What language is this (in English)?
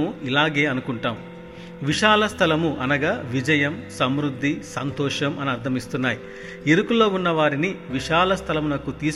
Telugu